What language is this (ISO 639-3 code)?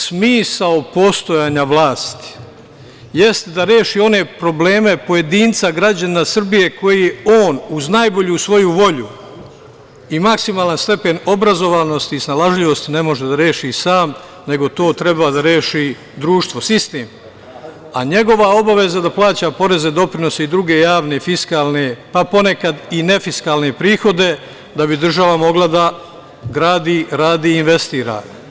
srp